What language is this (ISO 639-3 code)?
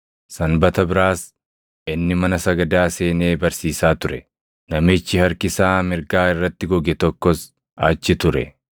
orm